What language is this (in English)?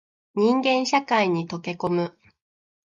Japanese